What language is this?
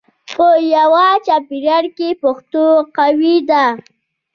Pashto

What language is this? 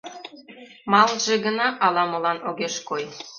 Mari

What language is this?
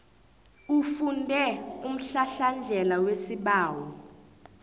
South Ndebele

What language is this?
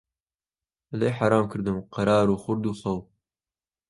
Central Kurdish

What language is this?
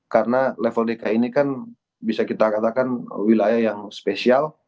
Indonesian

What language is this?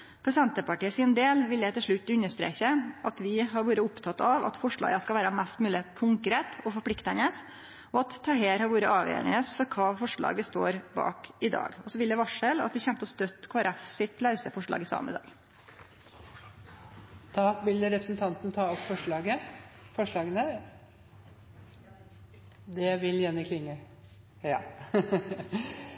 Norwegian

